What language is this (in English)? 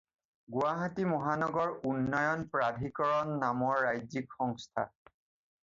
Assamese